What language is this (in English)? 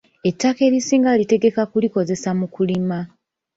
Ganda